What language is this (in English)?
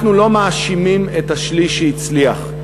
Hebrew